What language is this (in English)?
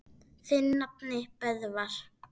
Icelandic